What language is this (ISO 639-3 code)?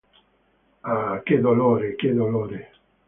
ita